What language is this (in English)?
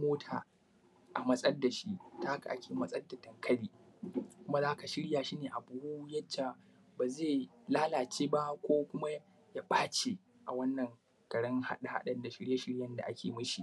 Hausa